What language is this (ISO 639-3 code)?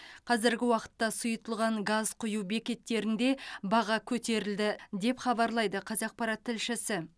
kaz